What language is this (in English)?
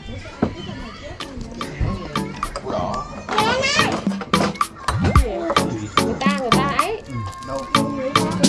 Vietnamese